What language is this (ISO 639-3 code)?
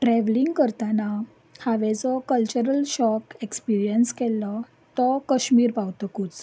kok